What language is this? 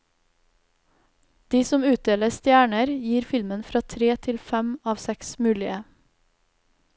Norwegian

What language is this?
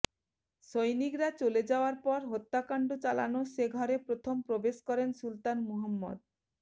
Bangla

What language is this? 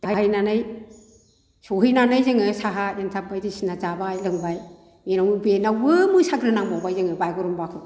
Bodo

